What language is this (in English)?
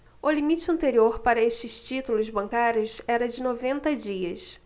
Portuguese